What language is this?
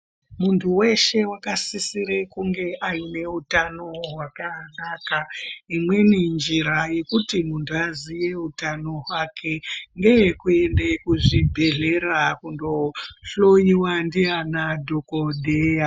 Ndau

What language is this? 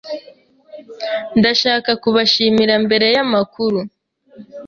Kinyarwanda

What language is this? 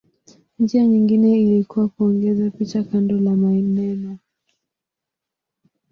Swahili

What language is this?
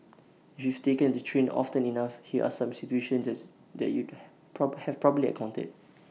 English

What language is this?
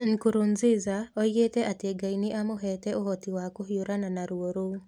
Kikuyu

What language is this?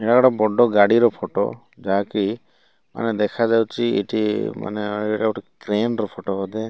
Odia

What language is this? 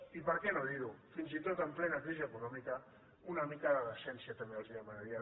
Catalan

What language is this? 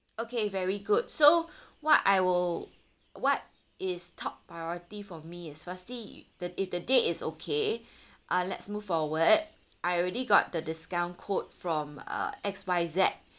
English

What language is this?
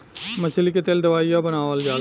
Bhojpuri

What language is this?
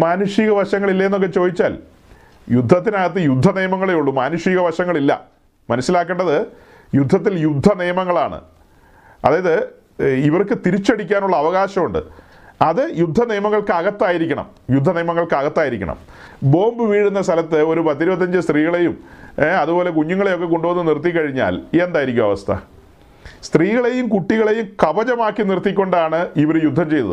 Malayalam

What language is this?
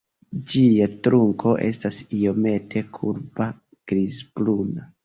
Esperanto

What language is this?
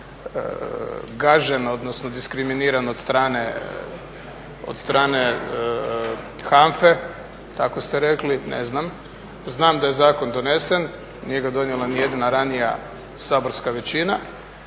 Croatian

